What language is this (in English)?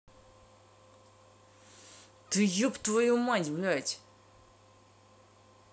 Russian